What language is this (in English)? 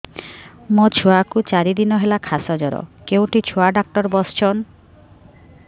Odia